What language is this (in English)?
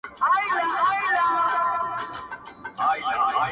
Pashto